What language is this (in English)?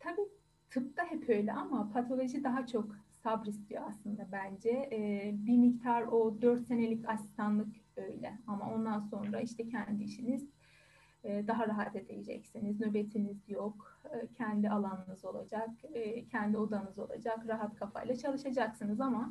Turkish